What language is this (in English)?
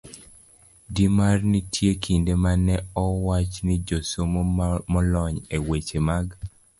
Luo (Kenya and Tanzania)